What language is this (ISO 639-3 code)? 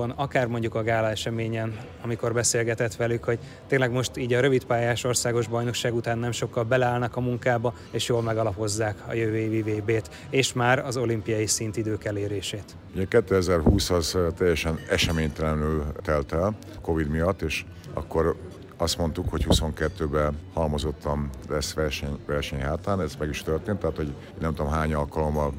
hun